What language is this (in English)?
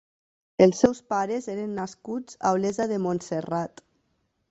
Catalan